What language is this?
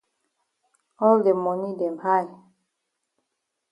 Cameroon Pidgin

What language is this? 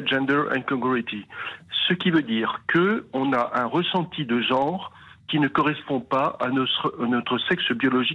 French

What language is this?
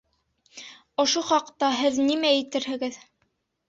Bashkir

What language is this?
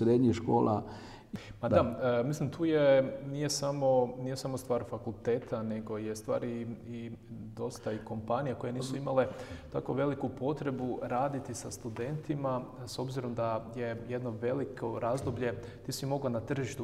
Croatian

